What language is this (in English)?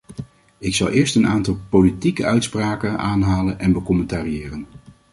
Dutch